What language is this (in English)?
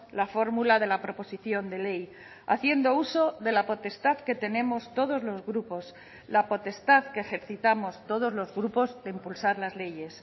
Spanish